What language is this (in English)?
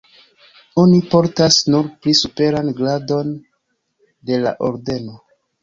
Esperanto